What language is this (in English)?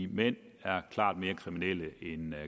Danish